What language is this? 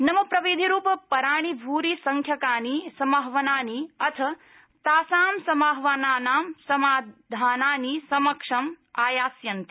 Sanskrit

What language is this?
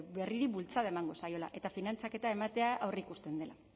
Basque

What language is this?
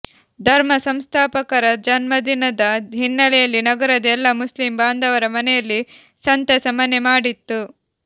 Kannada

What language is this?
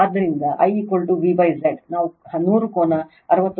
Kannada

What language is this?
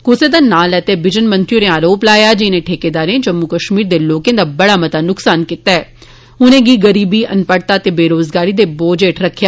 Dogri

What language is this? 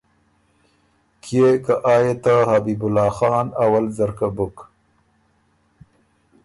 Ormuri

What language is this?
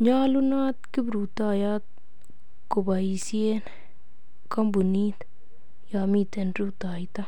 Kalenjin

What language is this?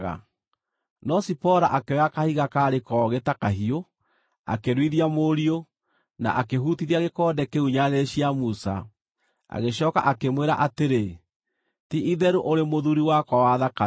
Kikuyu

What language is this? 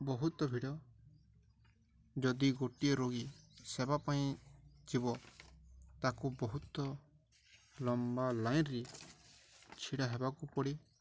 Odia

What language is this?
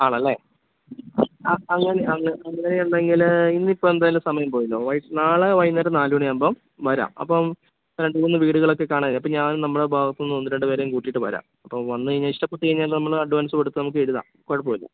Malayalam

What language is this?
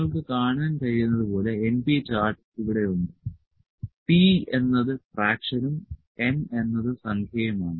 Malayalam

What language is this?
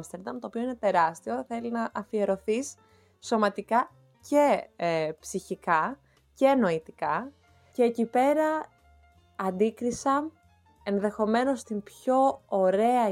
Greek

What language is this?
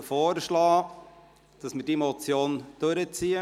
Swiss German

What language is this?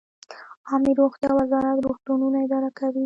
Pashto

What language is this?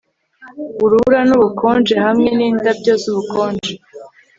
Kinyarwanda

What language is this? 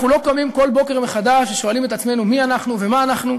Hebrew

